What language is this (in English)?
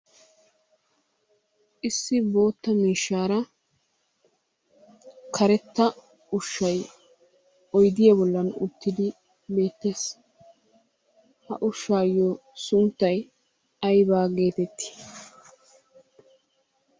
Wolaytta